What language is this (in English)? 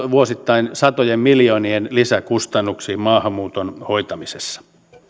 Finnish